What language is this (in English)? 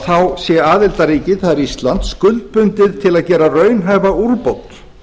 Icelandic